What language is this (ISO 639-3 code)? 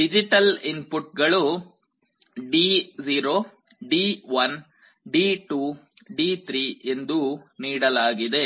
kan